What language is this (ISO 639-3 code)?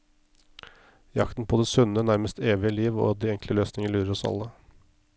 nor